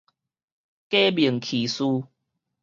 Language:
Min Nan Chinese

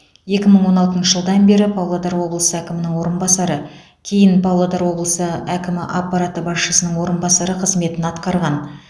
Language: Kazakh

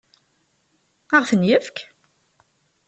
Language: Kabyle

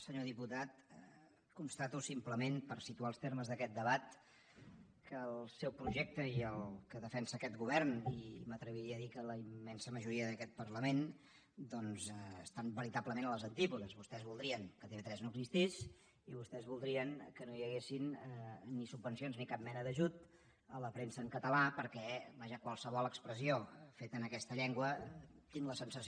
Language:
Catalan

